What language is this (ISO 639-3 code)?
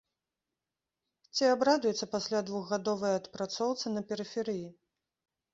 bel